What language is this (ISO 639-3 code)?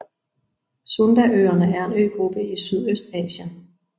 dan